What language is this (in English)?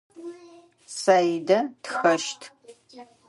Adyghe